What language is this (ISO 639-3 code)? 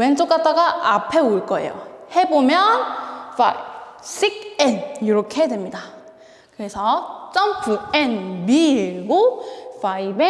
kor